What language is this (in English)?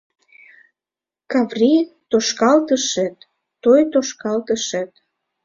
Mari